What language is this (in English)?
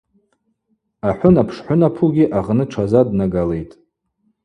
Abaza